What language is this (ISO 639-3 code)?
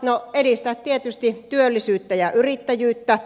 fin